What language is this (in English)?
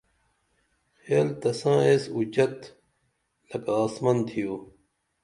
Dameli